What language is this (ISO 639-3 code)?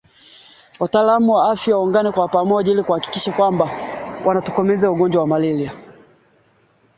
swa